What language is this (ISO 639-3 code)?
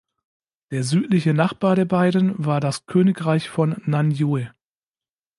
deu